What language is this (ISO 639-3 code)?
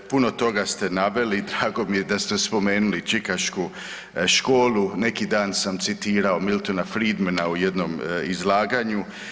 hrv